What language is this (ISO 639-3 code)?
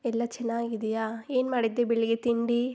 kan